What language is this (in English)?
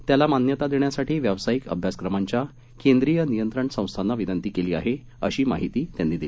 Marathi